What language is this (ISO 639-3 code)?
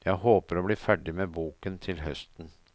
nor